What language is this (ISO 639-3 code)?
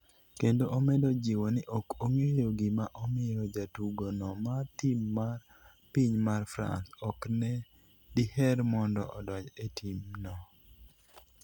luo